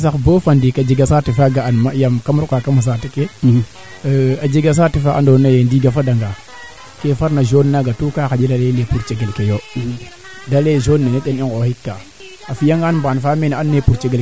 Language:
Serer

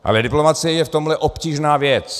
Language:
Czech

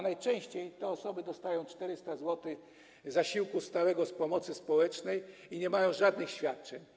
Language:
Polish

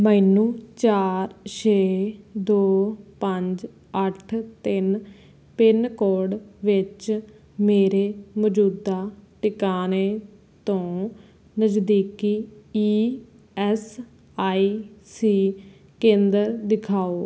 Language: Punjabi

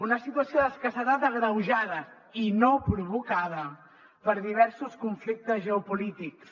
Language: Catalan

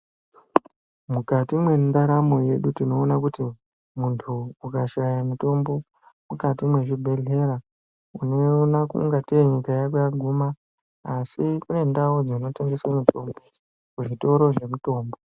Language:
Ndau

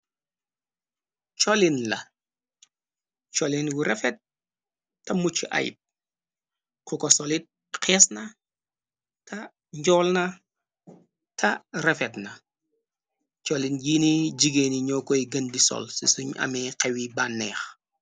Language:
Wolof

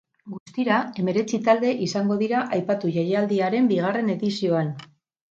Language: Basque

